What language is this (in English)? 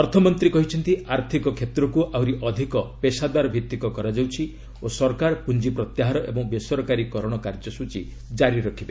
Odia